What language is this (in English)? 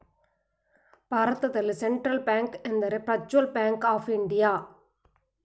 Kannada